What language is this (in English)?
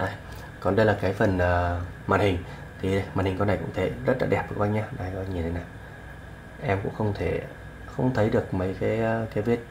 Vietnamese